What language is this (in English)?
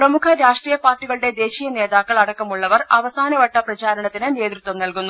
Malayalam